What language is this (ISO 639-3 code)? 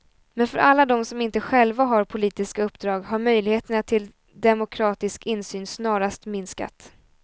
swe